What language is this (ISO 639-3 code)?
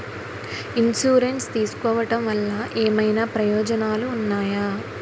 tel